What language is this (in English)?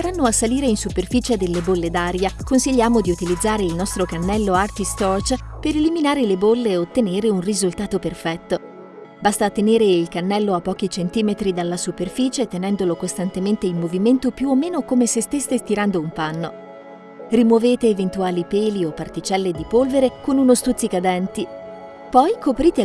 Italian